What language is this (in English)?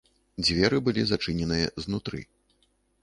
Belarusian